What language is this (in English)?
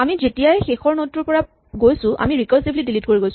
Assamese